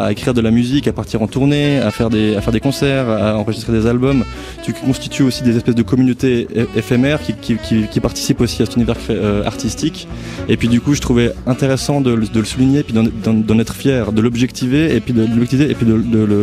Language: French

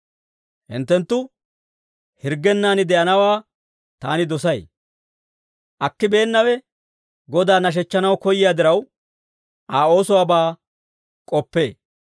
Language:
Dawro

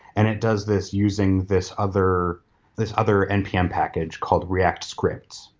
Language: English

